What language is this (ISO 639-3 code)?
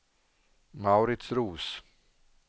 swe